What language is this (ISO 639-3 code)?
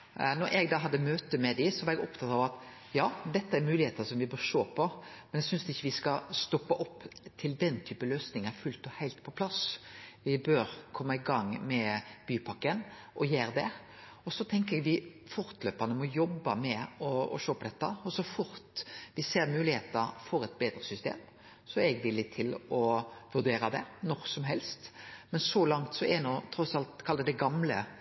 nno